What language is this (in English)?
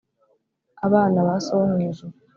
Kinyarwanda